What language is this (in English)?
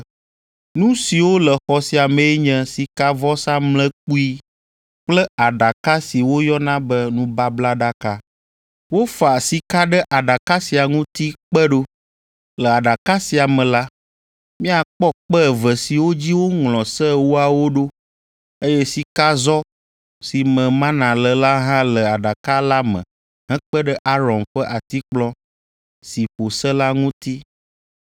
Ewe